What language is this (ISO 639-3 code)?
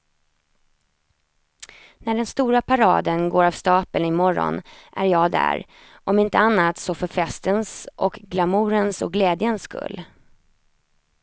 swe